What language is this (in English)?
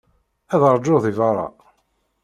Kabyle